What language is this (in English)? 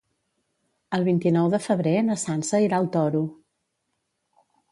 Catalan